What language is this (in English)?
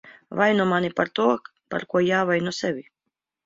Latvian